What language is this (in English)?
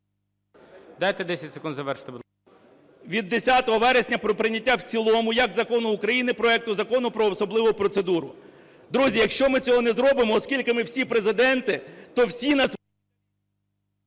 Ukrainian